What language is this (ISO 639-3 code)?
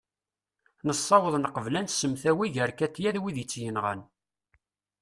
kab